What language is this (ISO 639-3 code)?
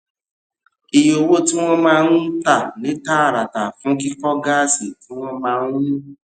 yor